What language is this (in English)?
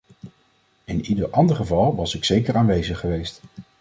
Dutch